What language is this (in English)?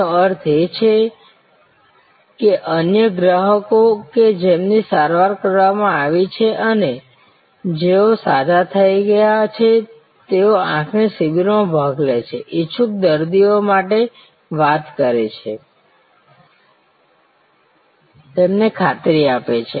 Gujarati